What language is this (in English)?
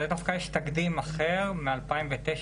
Hebrew